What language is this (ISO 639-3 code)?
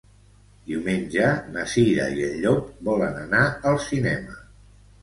cat